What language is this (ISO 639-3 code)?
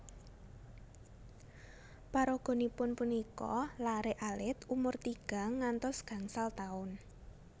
jav